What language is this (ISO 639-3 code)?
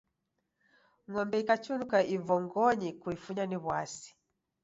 dav